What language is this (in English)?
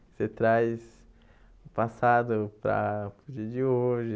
Portuguese